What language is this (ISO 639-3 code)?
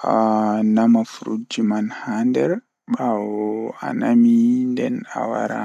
ful